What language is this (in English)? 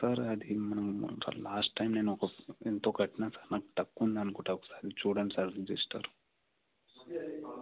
Telugu